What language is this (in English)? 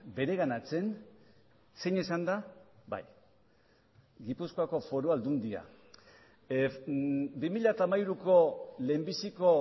Basque